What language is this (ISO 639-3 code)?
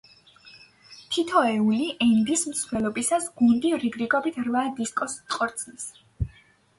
kat